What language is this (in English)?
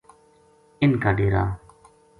Gujari